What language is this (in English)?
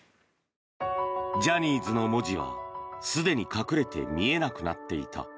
Japanese